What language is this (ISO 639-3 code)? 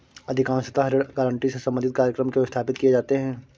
hin